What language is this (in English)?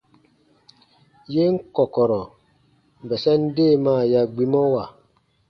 Baatonum